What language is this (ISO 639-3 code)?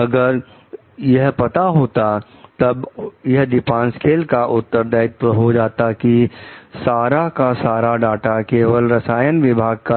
hin